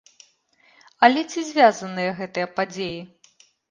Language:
Belarusian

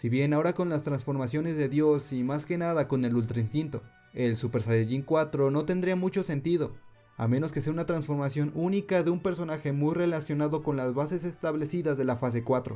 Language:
Spanish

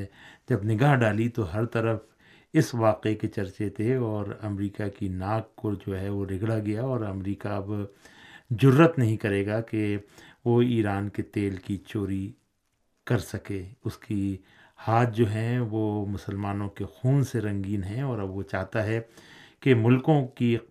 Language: Urdu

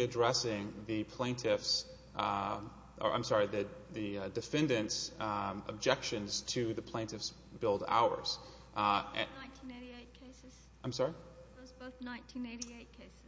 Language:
English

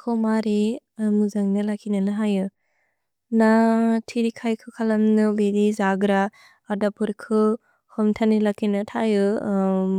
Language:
Bodo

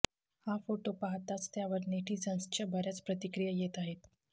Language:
Marathi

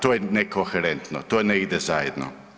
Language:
Croatian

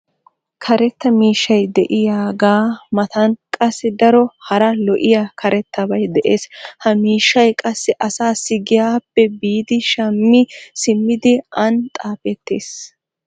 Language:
Wolaytta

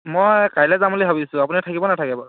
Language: Assamese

